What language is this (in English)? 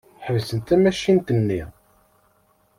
Kabyle